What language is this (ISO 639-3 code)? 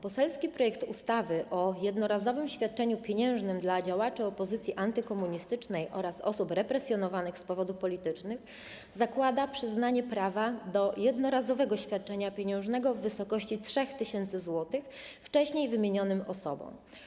pol